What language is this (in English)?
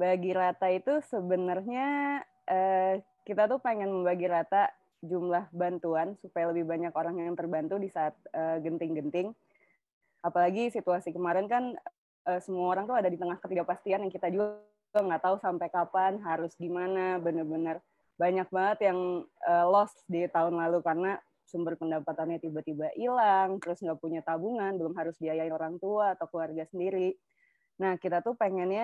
Indonesian